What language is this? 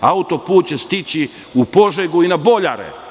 Serbian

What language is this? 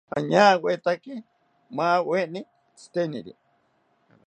South Ucayali Ashéninka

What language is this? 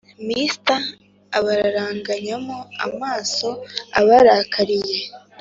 Kinyarwanda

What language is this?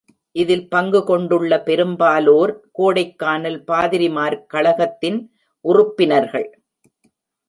Tamil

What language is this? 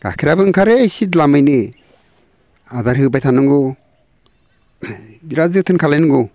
Bodo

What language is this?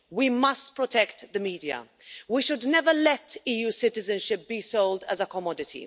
English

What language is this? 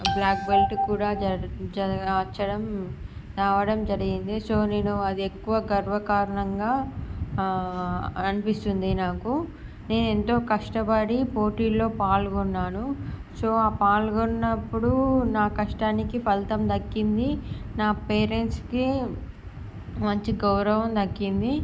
Telugu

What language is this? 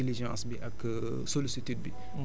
Wolof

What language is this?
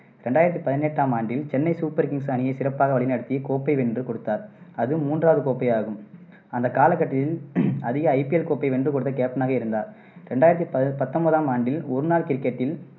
Tamil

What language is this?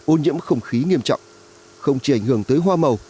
Vietnamese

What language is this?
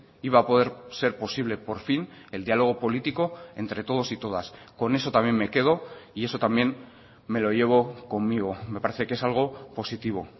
Spanish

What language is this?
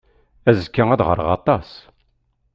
Kabyle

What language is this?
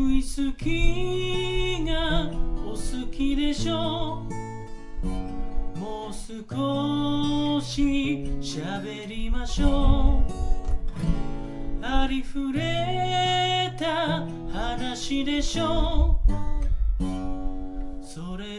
Spanish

